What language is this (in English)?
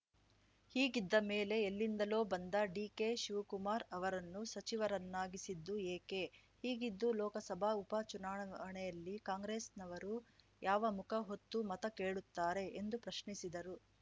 Kannada